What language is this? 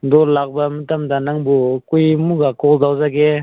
Manipuri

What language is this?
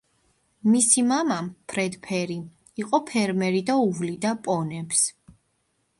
Georgian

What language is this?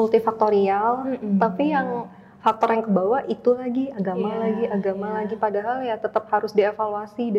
Indonesian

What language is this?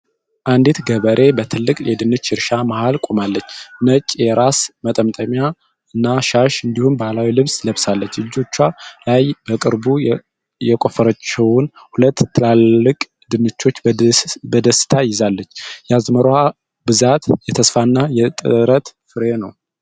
Amharic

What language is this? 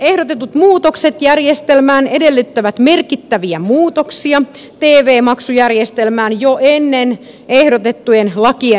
Finnish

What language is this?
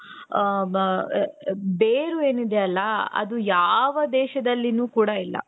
Kannada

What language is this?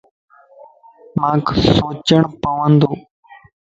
Lasi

